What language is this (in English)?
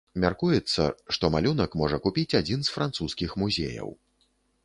Belarusian